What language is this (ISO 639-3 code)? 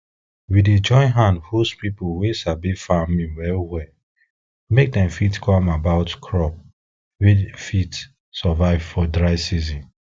pcm